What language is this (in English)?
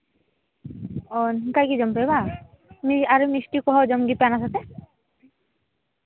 Santali